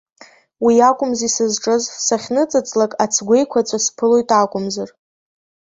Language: Abkhazian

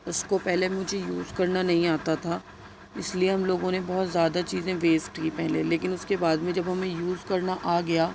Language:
Urdu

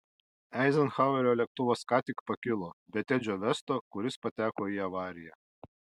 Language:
Lithuanian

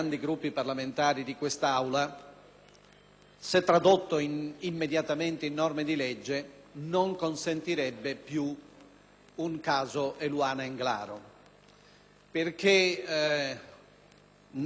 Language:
Italian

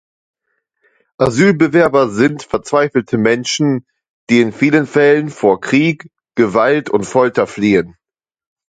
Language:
German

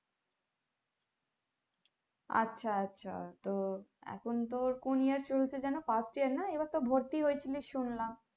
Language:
Bangla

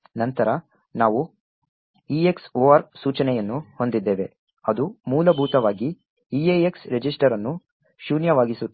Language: Kannada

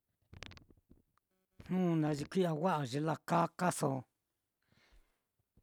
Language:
Mitlatongo Mixtec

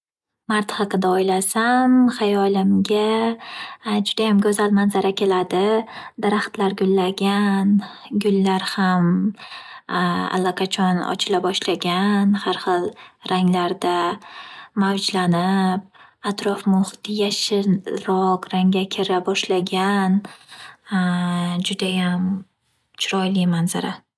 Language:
Uzbek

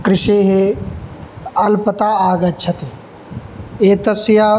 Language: Sanskrit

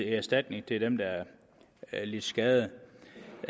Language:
Danish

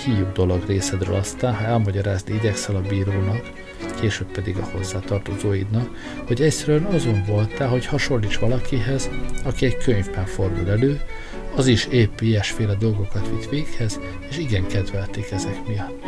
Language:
Hungarian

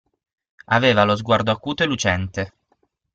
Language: Italian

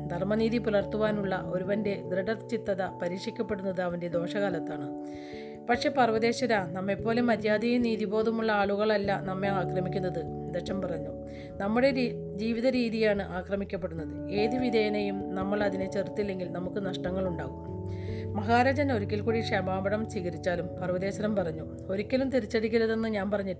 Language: Malayalam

